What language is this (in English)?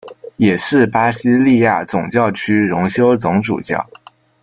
Chinese